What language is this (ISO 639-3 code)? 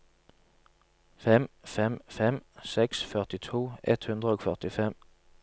nor